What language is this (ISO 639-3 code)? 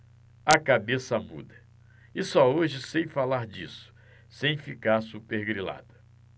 por